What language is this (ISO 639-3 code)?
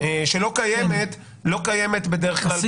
heb